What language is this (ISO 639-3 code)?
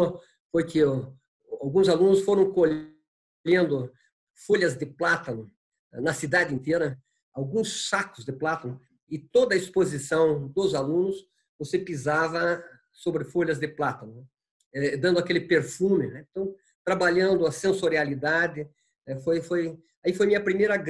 por